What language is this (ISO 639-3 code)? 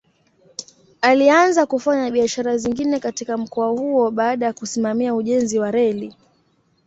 swa